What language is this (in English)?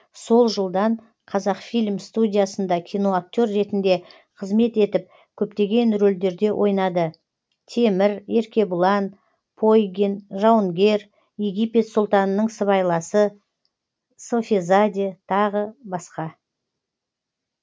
Kazakh